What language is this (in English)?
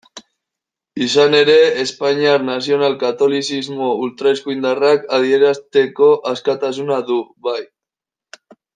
Basque